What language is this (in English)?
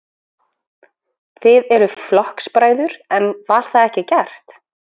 Icelandic